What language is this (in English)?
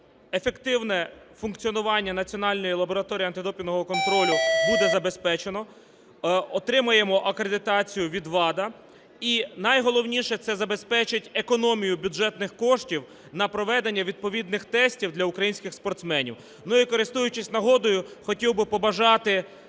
Ukrainian